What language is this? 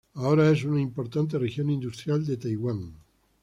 Spanish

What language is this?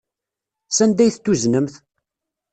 Kabyle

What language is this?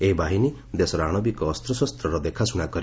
Odia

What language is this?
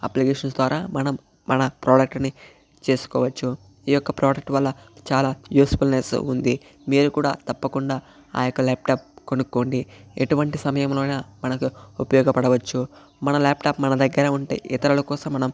Telugu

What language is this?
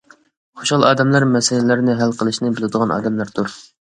Uyghur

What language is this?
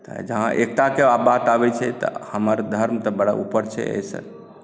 Maithili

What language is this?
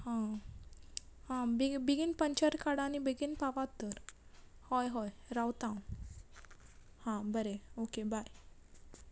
Konkani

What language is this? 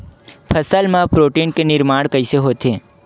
Chhattisgarhi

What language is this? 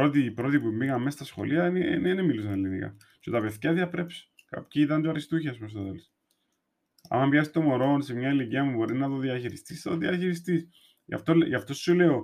Greek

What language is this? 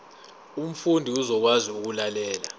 Zulu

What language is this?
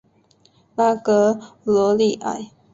Chinese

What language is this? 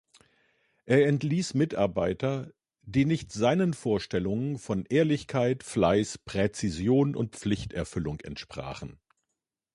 German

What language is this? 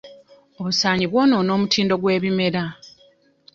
Ganda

